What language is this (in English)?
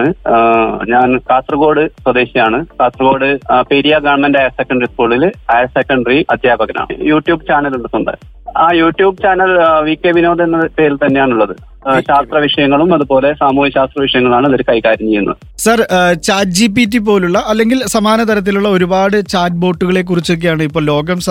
Malayalam